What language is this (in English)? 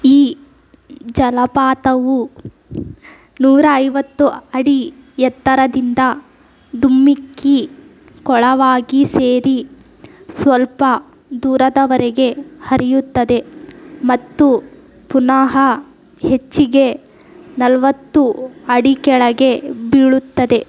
Kannada